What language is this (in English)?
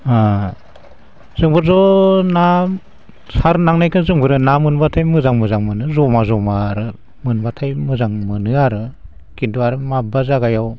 Bodo